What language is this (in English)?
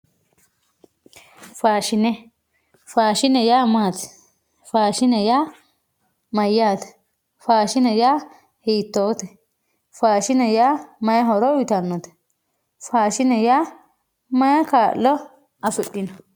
Sidamo